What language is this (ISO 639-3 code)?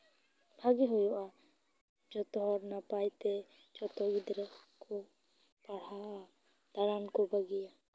sat